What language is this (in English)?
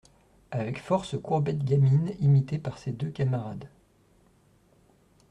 French